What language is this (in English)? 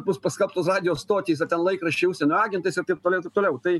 Lithuanian